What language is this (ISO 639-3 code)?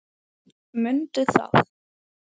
isl